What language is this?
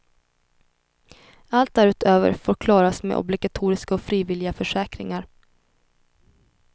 Swedish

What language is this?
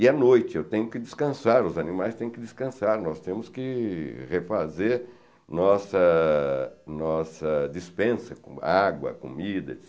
Portuguese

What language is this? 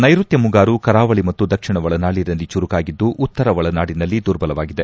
Kannada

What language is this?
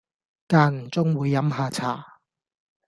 Cantonese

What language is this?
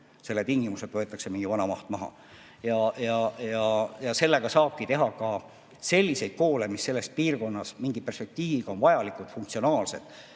Estonian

